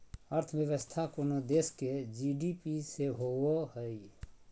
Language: Magahi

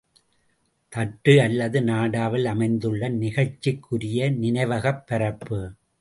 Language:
Tamil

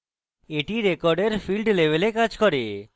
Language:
Bangla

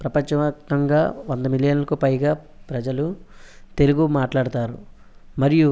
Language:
Telugu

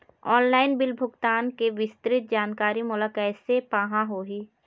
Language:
Chhattisgarhi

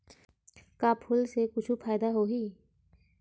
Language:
Chhattisgarhi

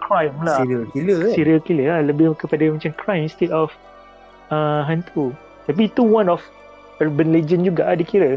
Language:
Malay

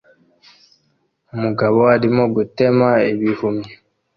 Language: Kinyarwanda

